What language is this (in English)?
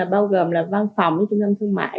Vietnamese